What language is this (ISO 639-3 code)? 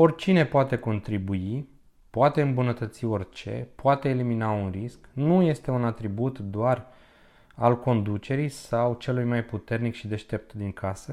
ron